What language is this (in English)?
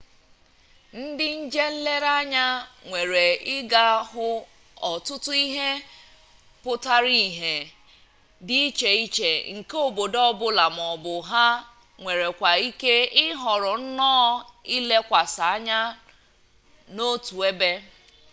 Igbo